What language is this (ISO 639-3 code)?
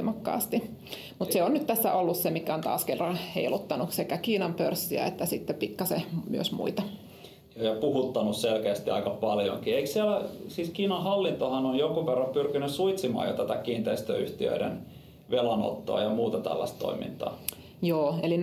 fin